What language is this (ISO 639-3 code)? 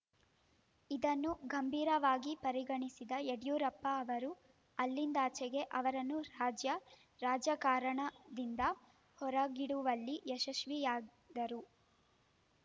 kan